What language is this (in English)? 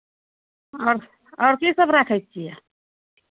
Maithili